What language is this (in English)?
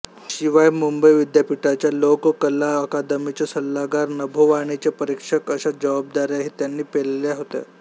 Marathi